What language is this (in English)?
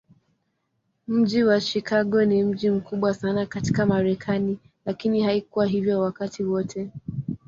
Swahili